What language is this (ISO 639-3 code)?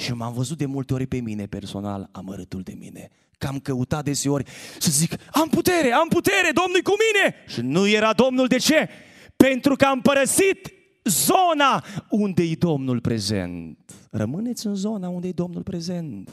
ron